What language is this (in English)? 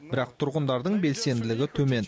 Kazakh